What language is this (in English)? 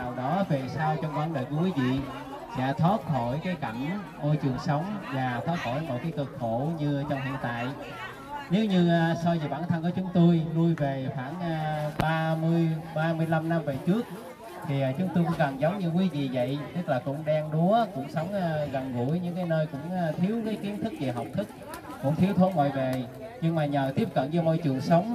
Vietnamese